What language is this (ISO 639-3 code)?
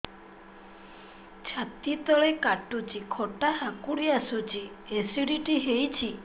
ori